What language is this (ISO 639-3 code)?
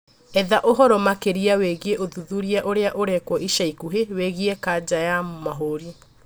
kik